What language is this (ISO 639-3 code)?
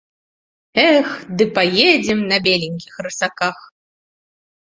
bel